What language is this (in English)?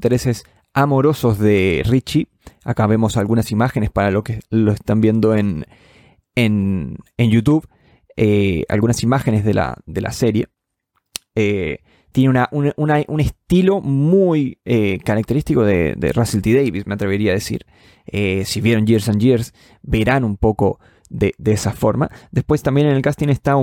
Spanish